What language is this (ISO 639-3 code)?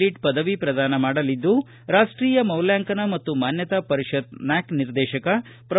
kan